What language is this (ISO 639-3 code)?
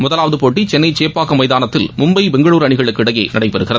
tam